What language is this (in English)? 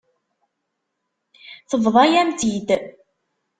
Kabyle